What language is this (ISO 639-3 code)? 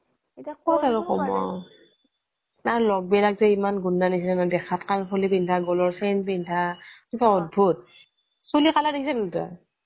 asm